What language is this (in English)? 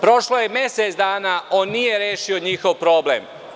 Serbian